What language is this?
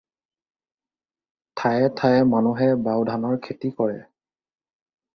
Assamese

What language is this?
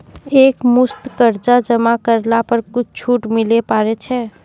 Maithili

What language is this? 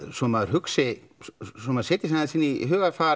Icelandic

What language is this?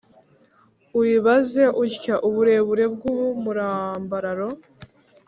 Kinyarwanda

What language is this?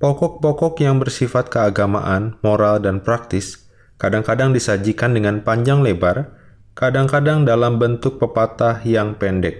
Indonesian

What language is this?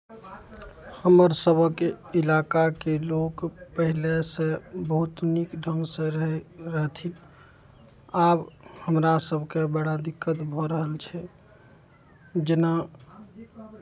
Maithili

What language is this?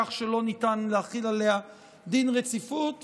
Hebrew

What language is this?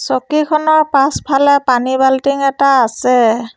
Assamese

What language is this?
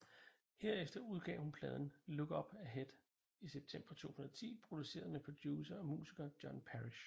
Danish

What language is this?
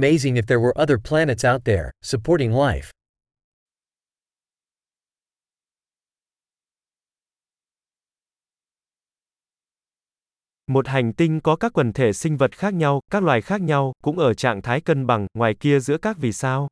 Vietnamese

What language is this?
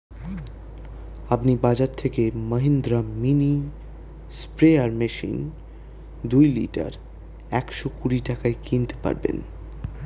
Bangla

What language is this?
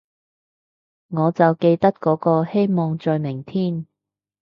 Cantonese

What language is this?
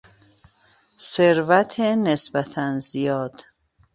Persian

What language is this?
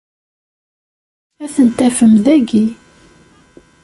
Kabyle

